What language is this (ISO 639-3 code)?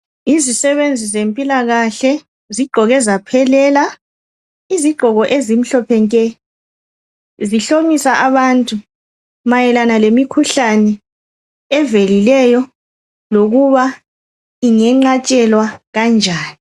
nde